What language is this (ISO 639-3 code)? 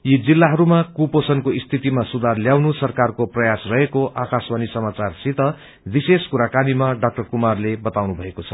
nep